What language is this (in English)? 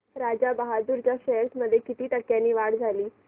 Marathi